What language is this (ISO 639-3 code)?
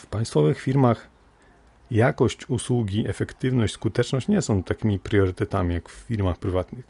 pol